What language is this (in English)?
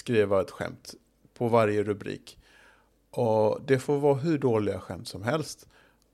Swedish